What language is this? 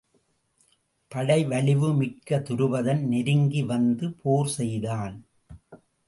Tamil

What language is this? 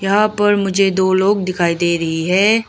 Hindi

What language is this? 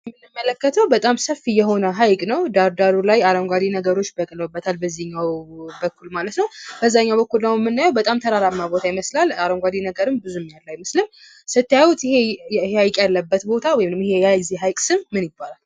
Amharic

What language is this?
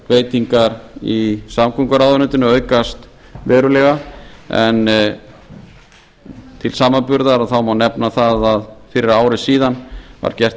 Icelandic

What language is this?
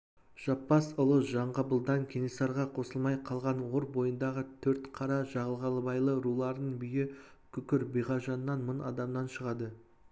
Kazakh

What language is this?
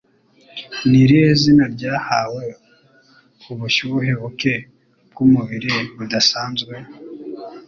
Kinyarwanda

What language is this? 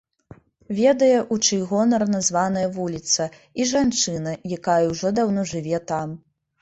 Belarusian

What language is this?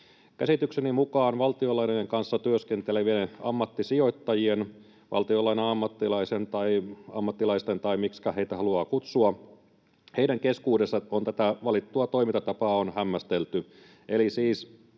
Finnish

